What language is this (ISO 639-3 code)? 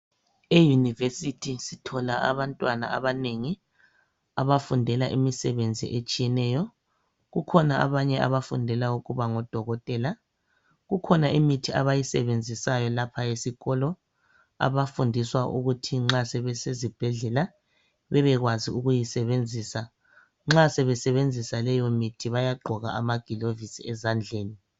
nde